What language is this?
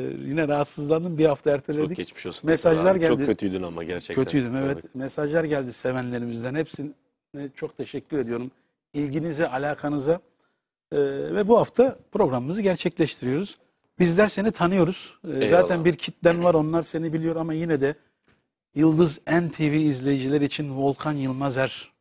Turkish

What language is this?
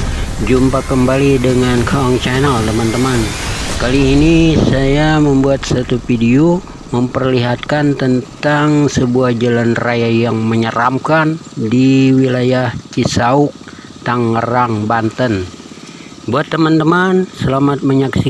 Indonesian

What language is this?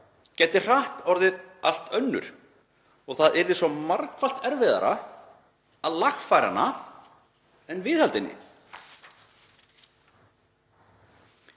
Icelandic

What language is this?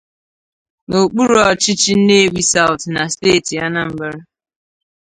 Igbo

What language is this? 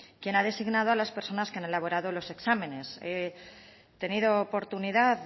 Spanish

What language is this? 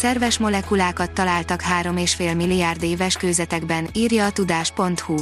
Hungarian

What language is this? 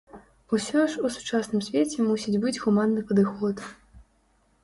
Belarusian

